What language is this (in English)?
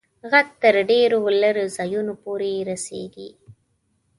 Pashto